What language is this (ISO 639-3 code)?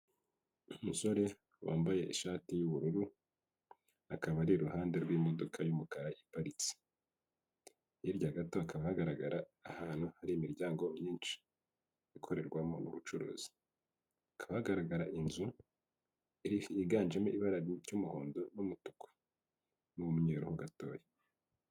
kin